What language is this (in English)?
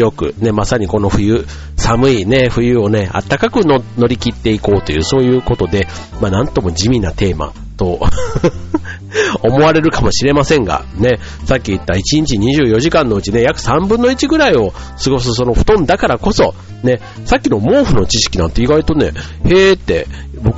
Japanese